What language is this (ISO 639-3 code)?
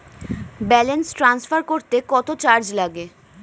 ben